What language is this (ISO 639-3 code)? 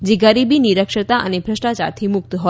guj